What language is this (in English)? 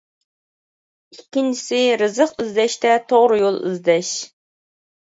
Uyghur